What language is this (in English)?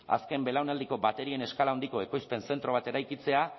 Basque